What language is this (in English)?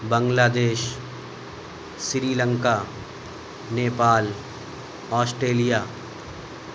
Urdu